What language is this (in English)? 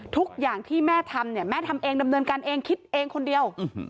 Thai